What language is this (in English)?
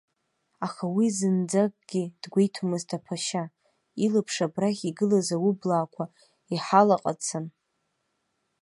Abkhazian